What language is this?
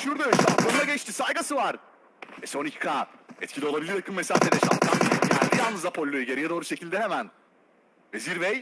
Turkish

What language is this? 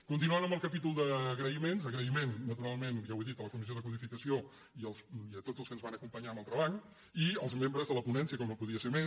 Catalan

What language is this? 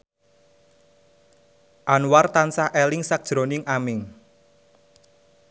Javanese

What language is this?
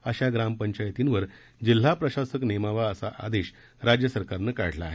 Marathi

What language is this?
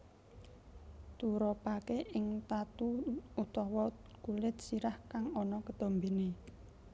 Javanese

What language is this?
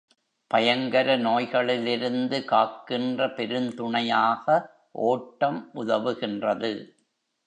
Tamil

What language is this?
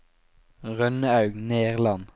Norwegian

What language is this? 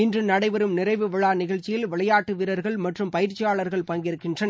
Tamil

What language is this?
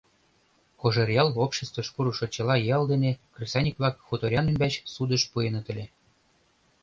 Mari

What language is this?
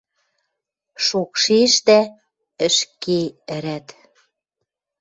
Western Mari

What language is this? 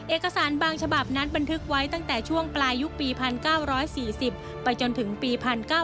Thai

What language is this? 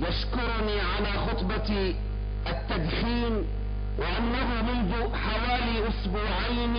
Arabic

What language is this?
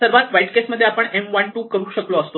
Marathi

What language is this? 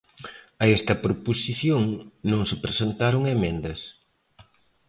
Galician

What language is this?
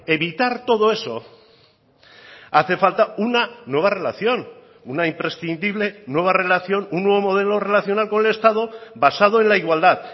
Spanish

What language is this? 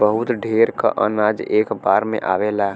Bhojpuri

